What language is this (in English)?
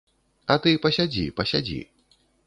Belarusian